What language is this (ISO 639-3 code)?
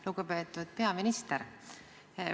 est